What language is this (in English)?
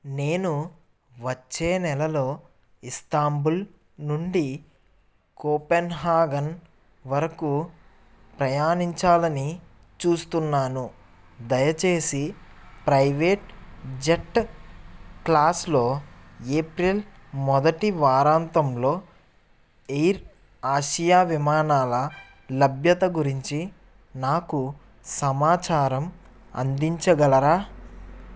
Telugu